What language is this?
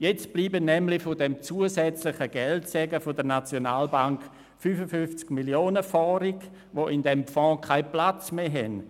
Swiss German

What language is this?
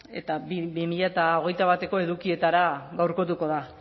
Basque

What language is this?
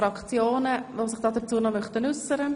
Swiss German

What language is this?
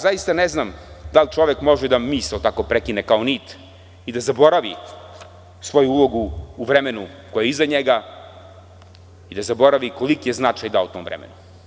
Serbian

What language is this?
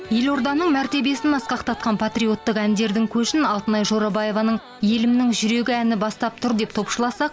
Kazakh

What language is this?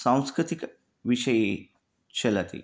Sanskrit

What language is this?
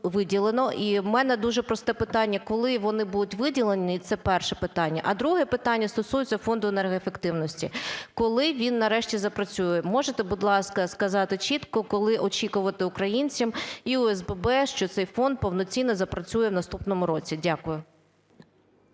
Ukrainian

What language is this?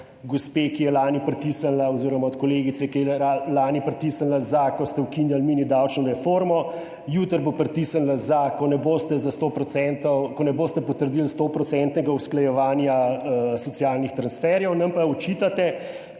Slovenian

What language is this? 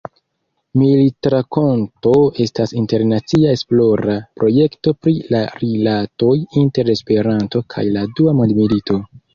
Esperanto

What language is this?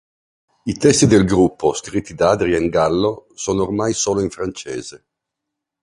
Italian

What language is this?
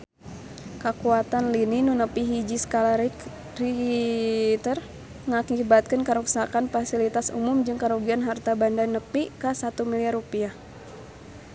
Sundanese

